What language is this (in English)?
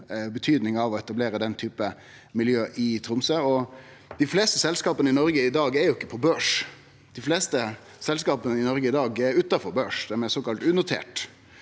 Norwegian